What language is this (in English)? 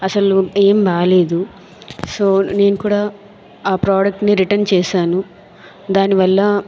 Telugu